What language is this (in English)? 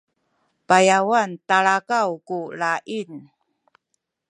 Sakizaya